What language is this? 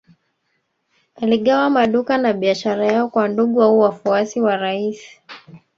Swahili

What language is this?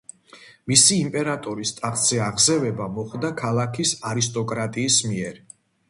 Georgian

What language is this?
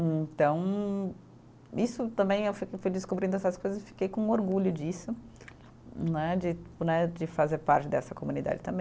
Portuguese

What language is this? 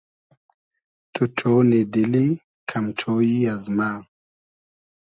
Hazaragi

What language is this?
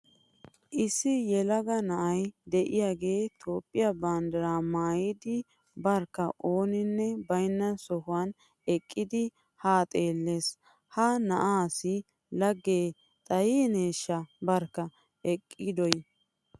Wolaytta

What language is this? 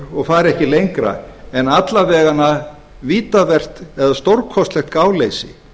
Icelandic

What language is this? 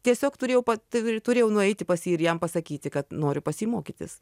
Lithuanian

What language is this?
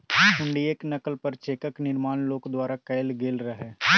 Maithili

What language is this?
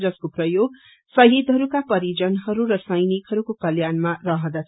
Nepali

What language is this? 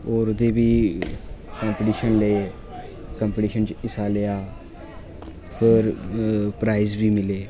Dogri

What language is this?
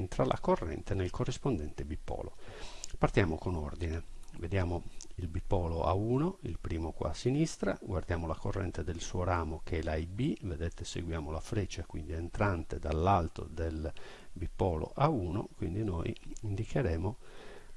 Italian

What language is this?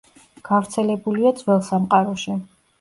Georgian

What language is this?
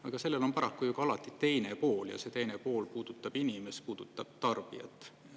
Estonian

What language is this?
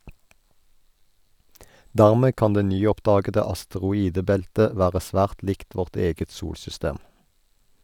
Norwegian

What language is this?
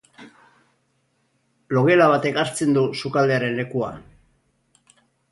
Basque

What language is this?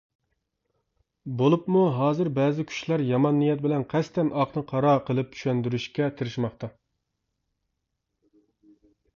Uyghur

